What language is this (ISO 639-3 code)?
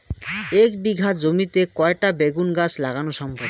ben